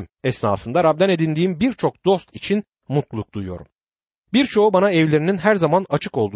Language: Turkish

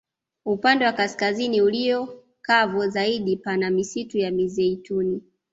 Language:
Swahili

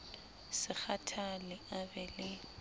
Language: Southern Sotho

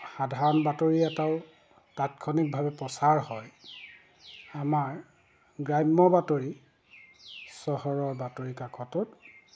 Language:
Assamese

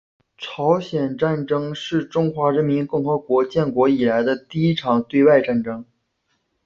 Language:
Chinese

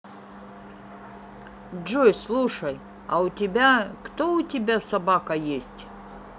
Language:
Russian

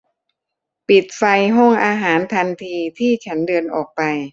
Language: Thai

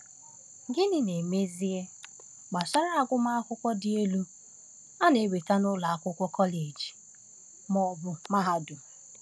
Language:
Igbo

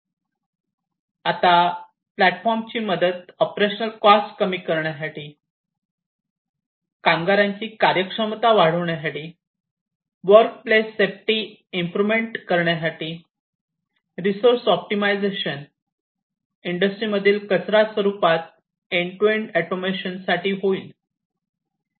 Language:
Marathi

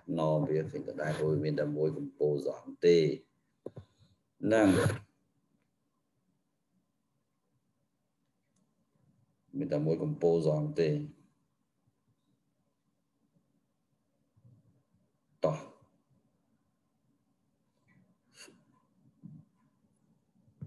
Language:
Vietnamese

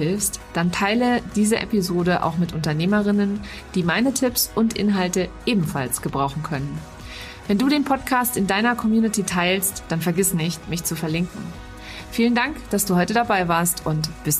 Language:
German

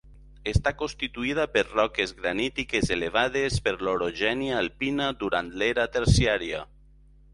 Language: Catalan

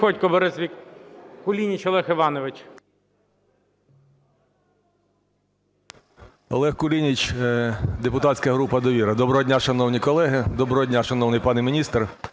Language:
Ukrainian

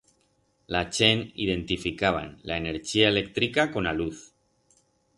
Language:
Aragonese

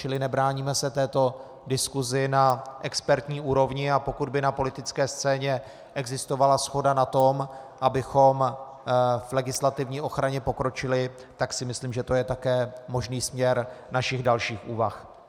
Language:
Czech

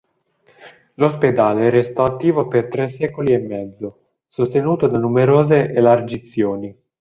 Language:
Italian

